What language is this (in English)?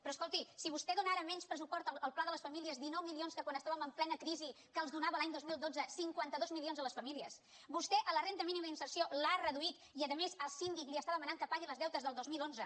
Catalan